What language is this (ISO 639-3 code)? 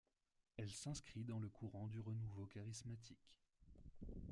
fra